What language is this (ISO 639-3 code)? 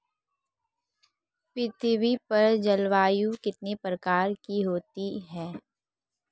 hin